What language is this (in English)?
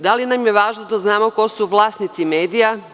Serbian